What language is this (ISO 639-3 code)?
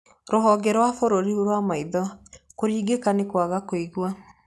kik